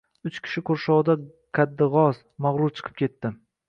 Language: Uzbek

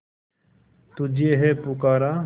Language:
Hindi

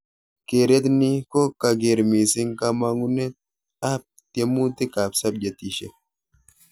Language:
Kalenjin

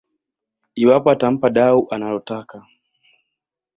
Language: Swahili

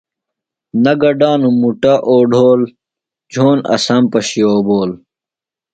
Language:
Phalura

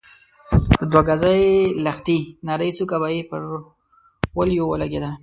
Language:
Pashto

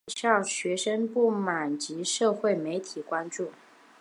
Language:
Chinese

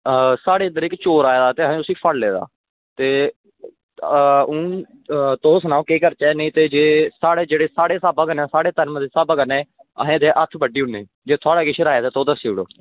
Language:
Dogri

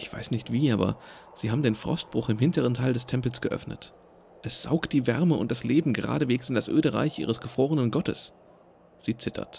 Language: German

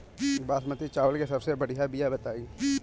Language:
Bhojpuri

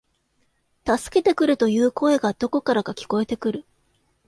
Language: Japanese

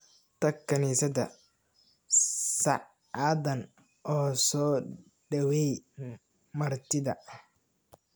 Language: Somali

